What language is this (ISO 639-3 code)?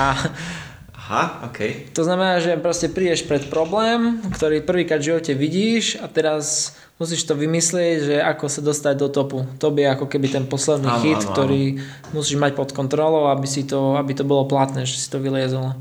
slk